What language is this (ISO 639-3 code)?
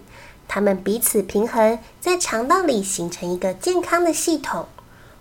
zho